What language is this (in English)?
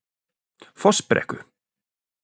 Icelandic